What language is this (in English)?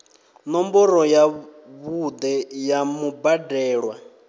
Venda